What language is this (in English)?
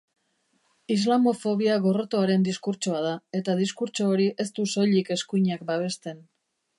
Basque